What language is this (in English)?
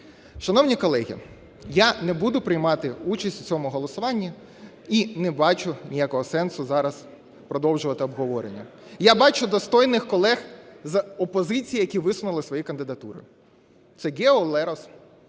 Ukrainian